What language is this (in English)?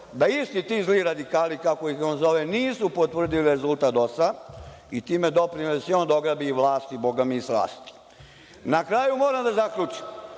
Serbian